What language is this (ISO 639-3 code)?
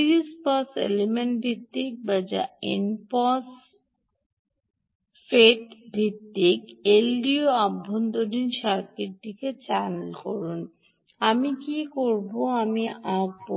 ben